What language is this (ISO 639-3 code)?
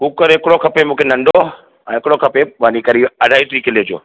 snd